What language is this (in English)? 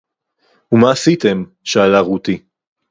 Hebrew